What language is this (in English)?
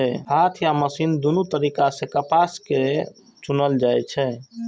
Maithili